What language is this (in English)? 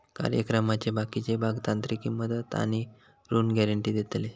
Marathi